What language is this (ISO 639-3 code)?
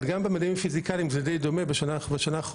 heb